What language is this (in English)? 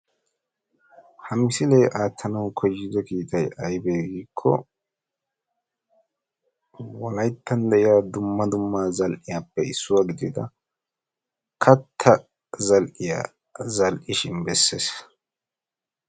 Wolaytta